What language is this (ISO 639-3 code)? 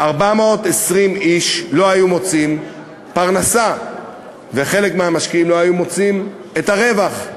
heb